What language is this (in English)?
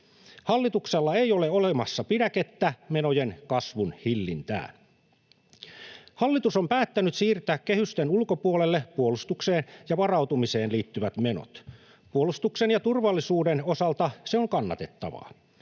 Finnish